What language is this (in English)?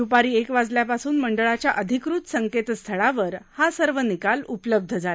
Marathi